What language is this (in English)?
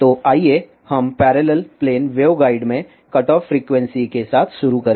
Hindi